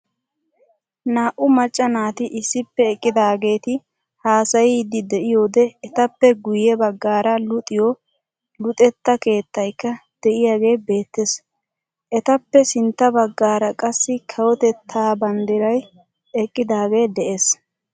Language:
Wolaytta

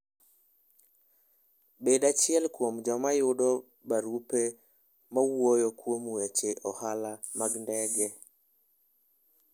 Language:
Luo (Kenya and Tanzania)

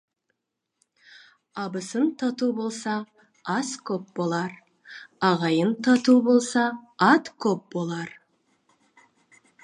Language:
Kazakh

